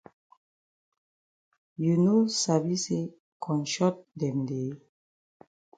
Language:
Cameroon Pidgin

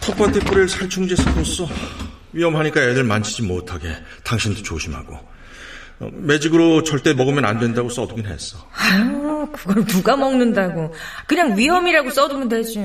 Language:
Korean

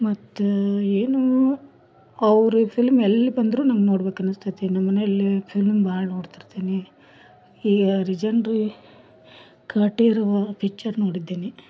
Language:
Kannada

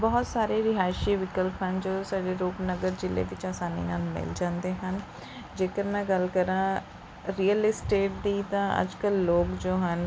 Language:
Punjabi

